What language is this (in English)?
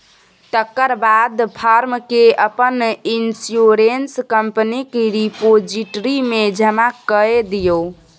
Maithili